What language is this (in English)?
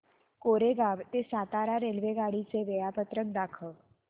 Marathi